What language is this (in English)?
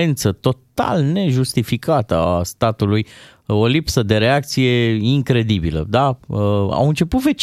Romanian